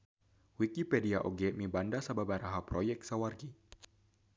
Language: Sundanese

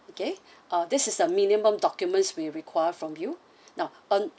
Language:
English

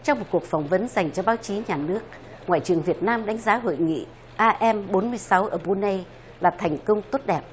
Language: Vietnamese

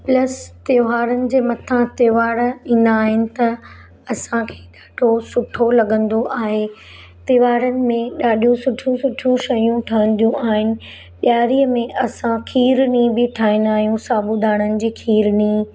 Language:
Sindhi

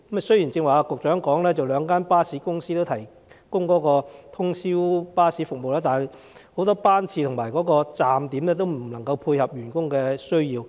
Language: Cantonese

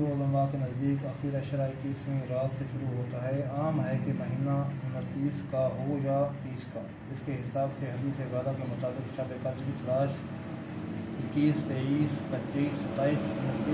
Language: Urdu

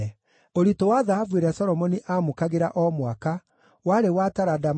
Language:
Kikuyu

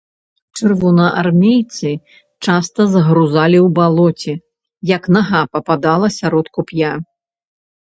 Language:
Belarusian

